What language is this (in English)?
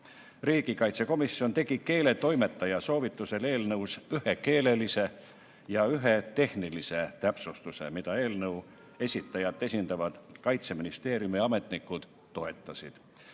Estonian